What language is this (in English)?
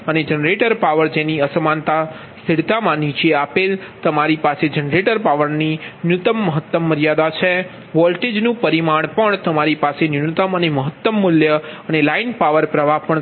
Gujarati